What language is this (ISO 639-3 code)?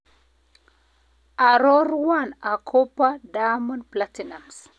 kln